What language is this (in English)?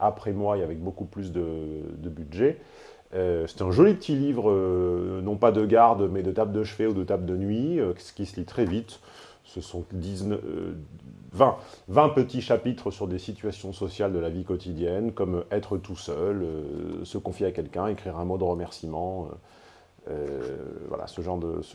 French